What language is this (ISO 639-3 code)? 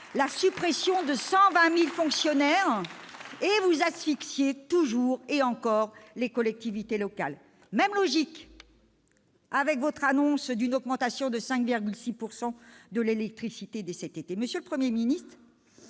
fra